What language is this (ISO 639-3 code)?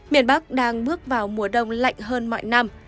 vie